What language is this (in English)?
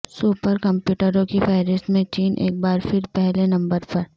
Urdu